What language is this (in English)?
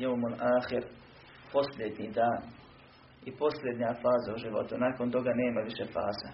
Croatian